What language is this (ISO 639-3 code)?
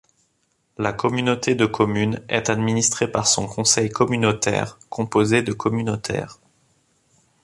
fra